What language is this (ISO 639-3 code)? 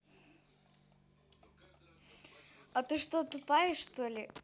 rus